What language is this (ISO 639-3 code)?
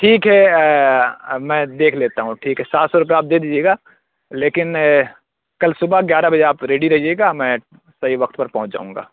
urd